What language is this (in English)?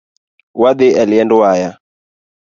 Luo (Kenya and Tanzania)